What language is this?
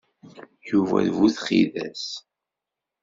Kabyle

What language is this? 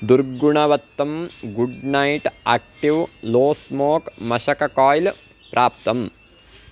Sanskrit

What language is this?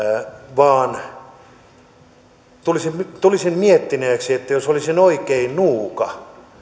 Finnish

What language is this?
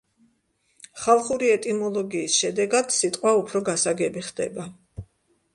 Georgian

